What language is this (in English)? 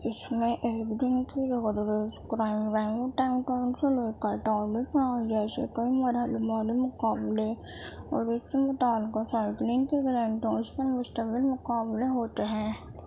Urdu